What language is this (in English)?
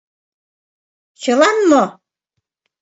Mari